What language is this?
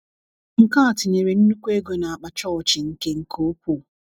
Igbo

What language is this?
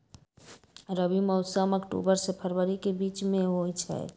Magahi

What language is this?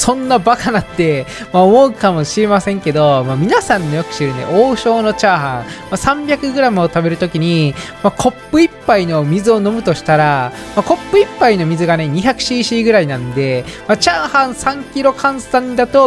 Japanese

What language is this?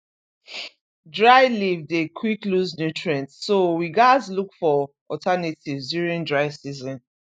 Nigerian Pidgin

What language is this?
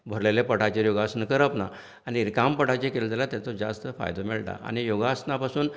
Konkani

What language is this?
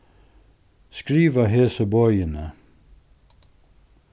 Faroese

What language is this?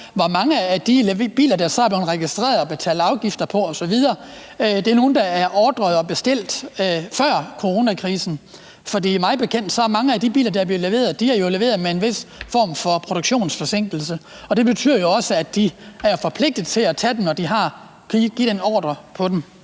Danish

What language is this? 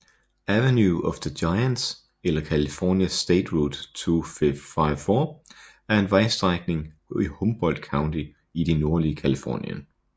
Danish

